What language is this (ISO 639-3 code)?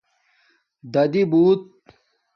dmk